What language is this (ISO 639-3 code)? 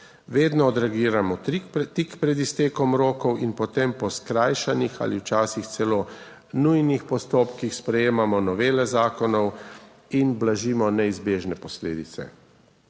slv